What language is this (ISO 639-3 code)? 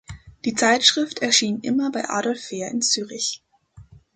deu